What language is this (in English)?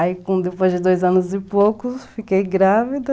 Portuguese